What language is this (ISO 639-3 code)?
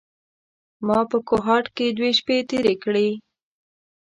pus